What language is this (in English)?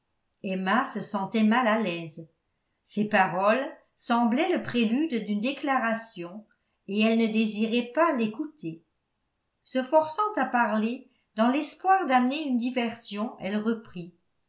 French